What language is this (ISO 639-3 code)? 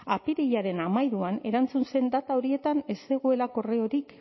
eus